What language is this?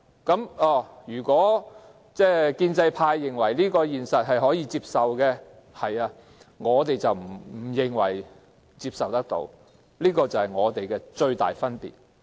Cantonese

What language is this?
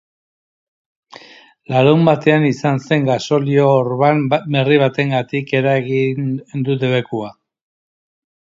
Basque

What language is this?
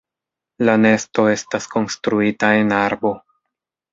Esperanto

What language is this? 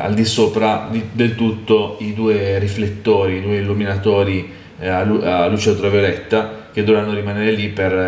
Italian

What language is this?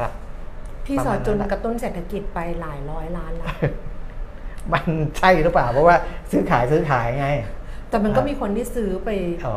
Thai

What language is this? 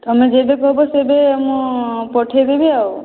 Odia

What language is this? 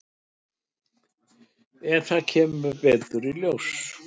Icelandic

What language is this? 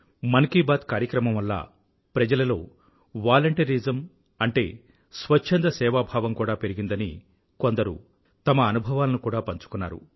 Telugu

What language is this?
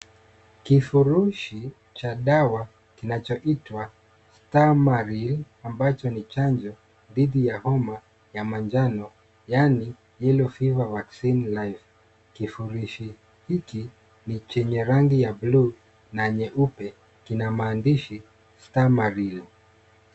Swahili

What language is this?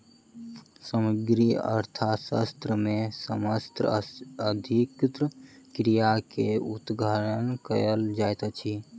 Maithili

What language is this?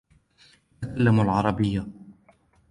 Arabic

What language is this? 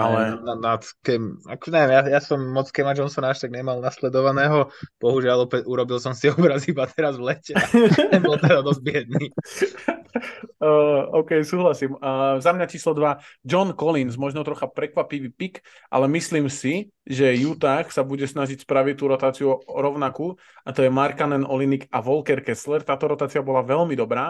Slovak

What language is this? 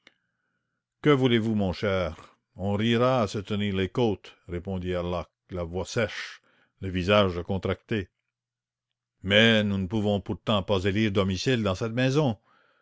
French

